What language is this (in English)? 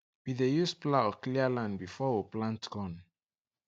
Nigerian Pidgin